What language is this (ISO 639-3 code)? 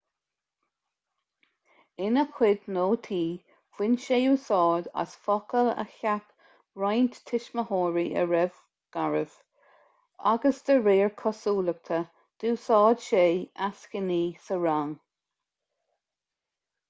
gle